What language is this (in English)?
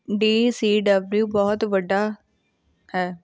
Punjabi